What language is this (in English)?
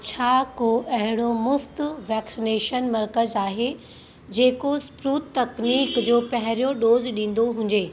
Sindhi